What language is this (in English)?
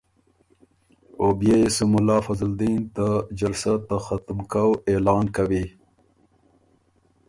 Ormuri